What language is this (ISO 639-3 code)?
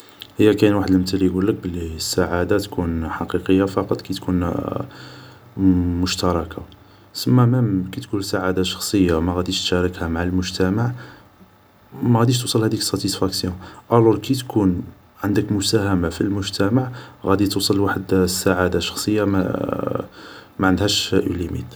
arq